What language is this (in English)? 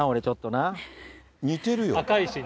Japanese